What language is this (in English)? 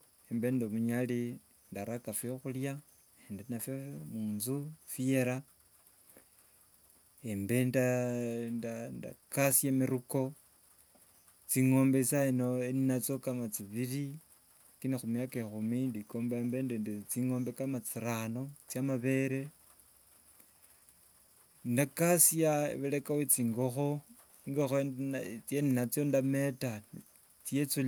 Wanga